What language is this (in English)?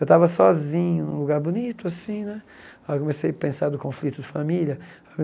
Portuguese